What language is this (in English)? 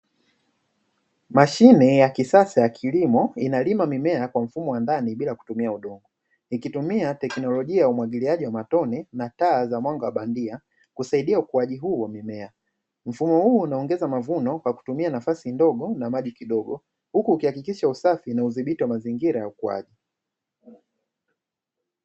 Swahili